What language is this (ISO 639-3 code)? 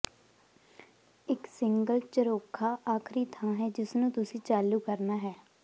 pan